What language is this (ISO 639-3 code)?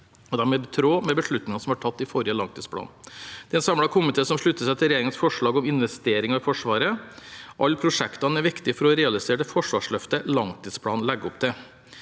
nor